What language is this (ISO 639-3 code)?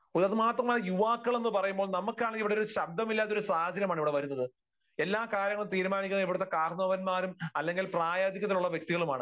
mal